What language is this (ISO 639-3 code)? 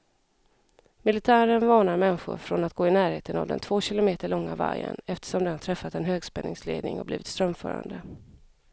swe